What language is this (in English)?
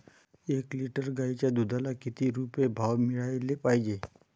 Marathi